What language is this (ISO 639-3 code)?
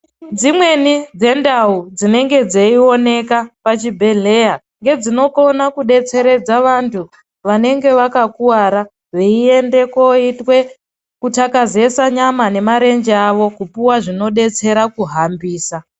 ndc